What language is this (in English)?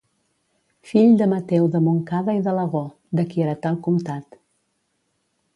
Catalan